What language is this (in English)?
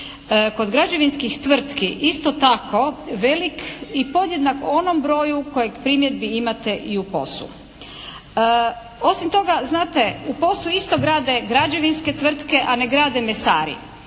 Croatian